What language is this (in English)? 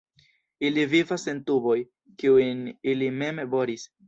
Esperanto